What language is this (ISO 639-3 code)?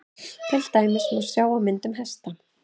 isl